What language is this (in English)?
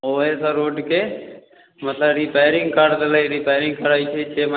Maithili